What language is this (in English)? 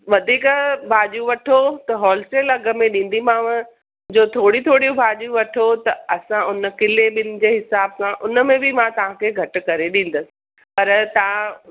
Sindhi